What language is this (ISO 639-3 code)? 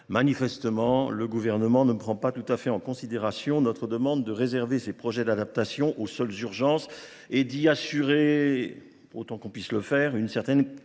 fra